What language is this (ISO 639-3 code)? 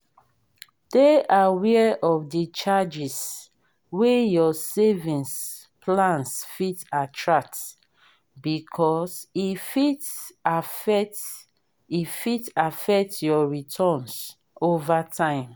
pcm